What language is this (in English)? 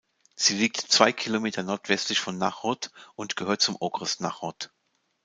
German